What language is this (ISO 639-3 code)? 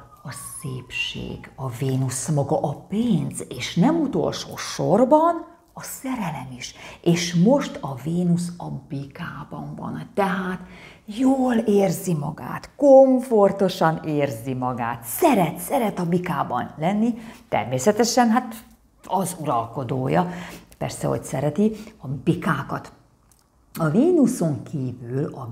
hun